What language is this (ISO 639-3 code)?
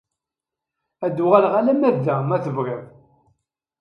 kab